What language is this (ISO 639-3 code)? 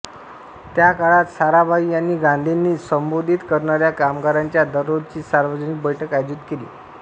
mar